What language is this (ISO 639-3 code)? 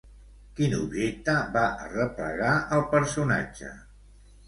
cat